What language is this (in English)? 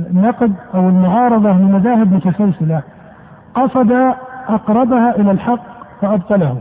Arabic